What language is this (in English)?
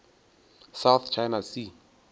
Northern Sotho